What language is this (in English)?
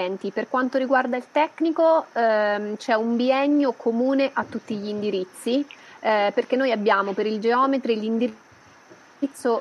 Italian